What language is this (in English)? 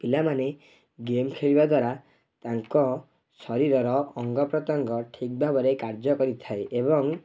Odia